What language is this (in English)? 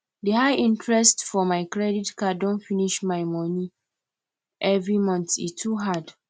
Nigerian Pidgin